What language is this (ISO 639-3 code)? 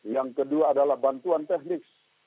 ind